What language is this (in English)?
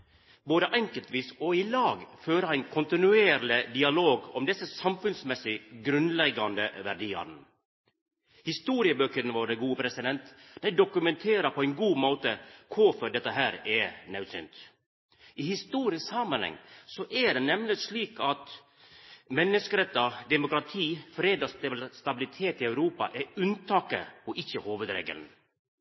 Norwegian Nynorsk